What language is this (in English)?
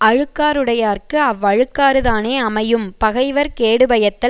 Tamil